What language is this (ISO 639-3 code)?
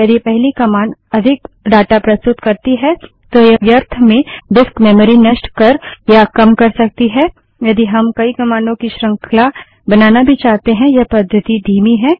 hin